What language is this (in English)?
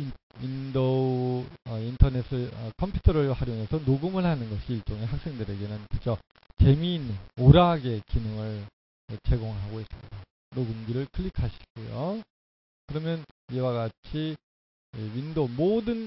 Korean